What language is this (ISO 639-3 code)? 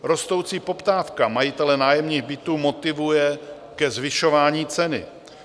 ces